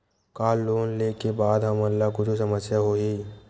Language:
Chhattisgarhi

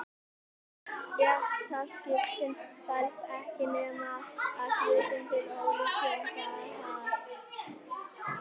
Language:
Icelandic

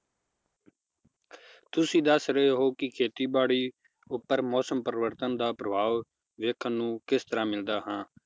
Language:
Punjabi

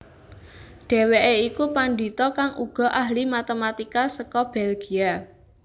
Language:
Javanese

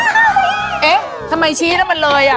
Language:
Thai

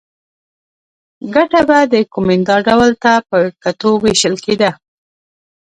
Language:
Pashto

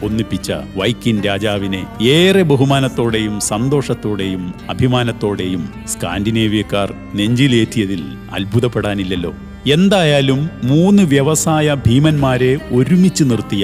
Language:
Malayalam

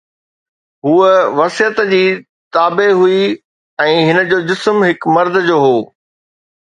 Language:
Sindhi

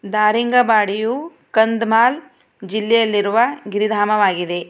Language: Kannada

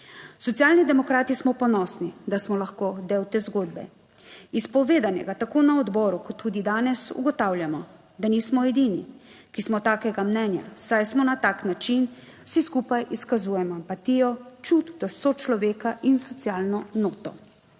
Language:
Slovenian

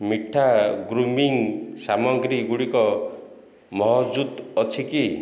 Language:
Odia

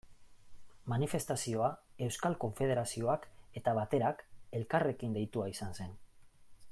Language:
Basque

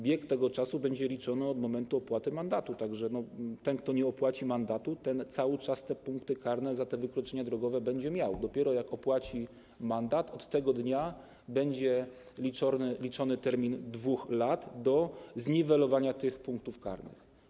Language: Polish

